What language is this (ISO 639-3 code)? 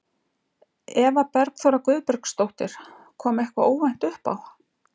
isl